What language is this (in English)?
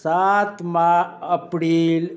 Maithili